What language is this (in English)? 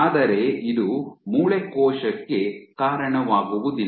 Kannada